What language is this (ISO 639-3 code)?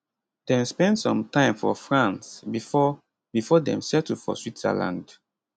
pcm